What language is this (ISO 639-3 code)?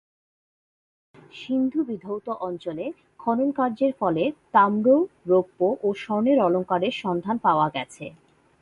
ben